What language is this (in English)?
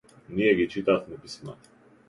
Macedonian